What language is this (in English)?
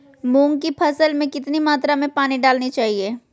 Magahi